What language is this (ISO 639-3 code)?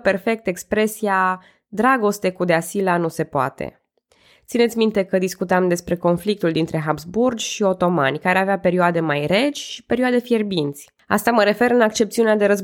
ron